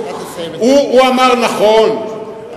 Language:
Hebrew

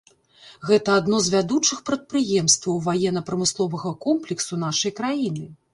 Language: Belarusian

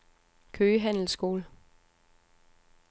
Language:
Danish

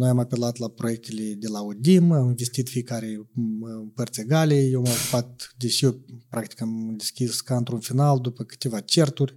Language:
Romanian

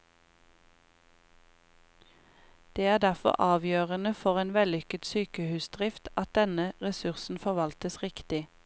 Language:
Norwegian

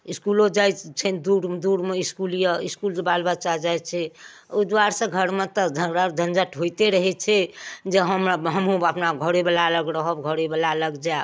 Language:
Maithili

